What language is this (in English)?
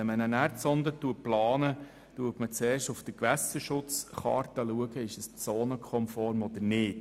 Swiss German